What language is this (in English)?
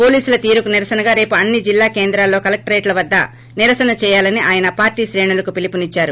Telugu